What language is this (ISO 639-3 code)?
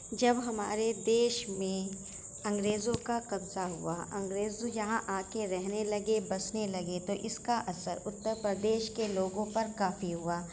urd